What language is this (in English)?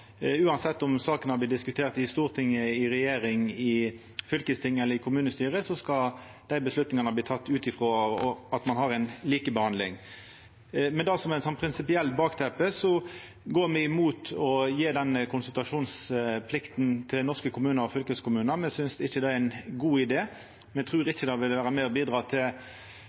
Norwegian Nynorsk